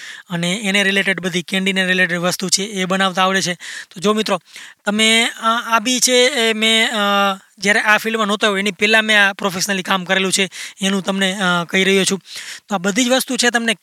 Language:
Gujarati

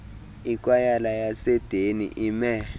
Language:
Xhosa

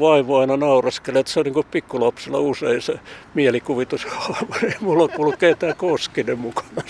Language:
Finnish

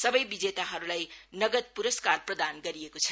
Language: Nepali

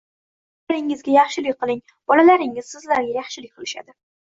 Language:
Uzbek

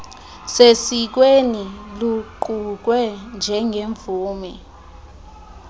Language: Xhosa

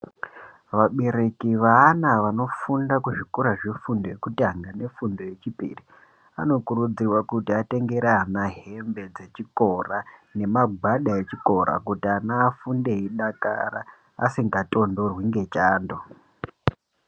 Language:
Ndau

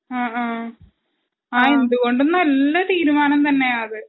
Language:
Malayalam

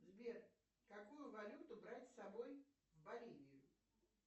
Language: Russian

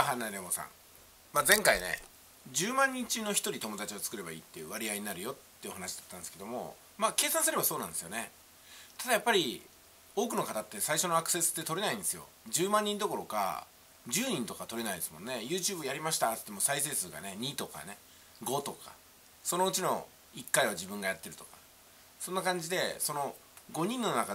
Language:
Japanese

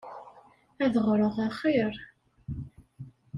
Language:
Kabyle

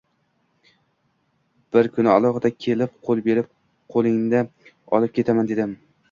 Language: Uzbek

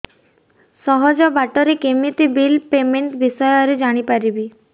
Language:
Odia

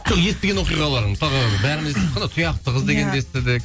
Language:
Kazakh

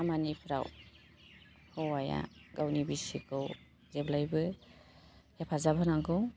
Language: Bodo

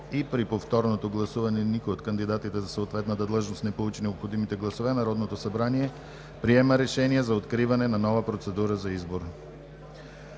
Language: Bulgarian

